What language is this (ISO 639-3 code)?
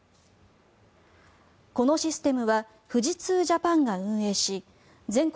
jpn